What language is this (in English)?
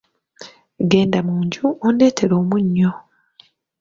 Ganda